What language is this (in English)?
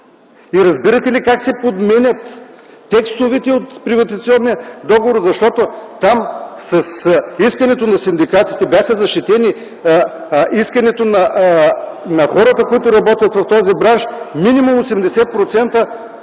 Bulgarian